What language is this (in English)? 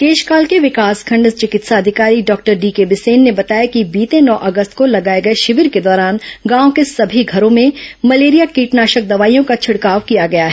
Hindi